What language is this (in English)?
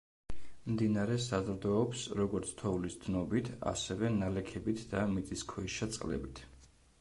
Georgian